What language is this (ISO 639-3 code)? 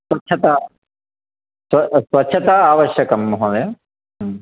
san